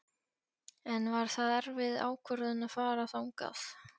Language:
Icelandic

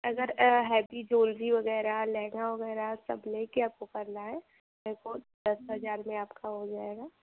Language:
Hindi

